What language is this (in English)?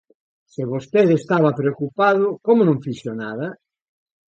Galician